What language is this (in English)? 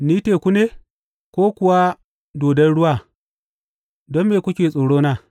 Hausa